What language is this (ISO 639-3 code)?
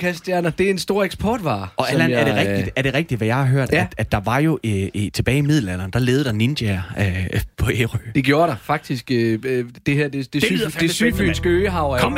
dan